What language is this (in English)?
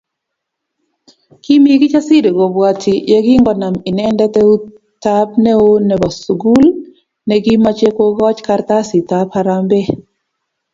Kalenjin